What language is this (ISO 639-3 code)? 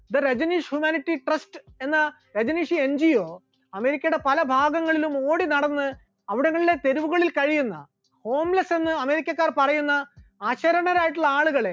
mal